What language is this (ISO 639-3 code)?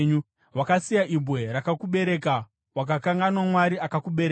sna